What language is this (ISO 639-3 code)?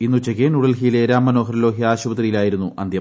mal